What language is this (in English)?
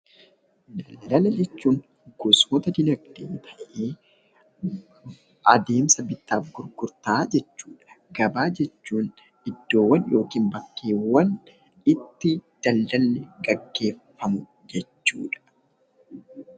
Oromo